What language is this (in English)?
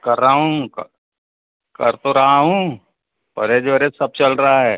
Hindi